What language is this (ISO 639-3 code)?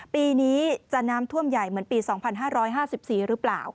tha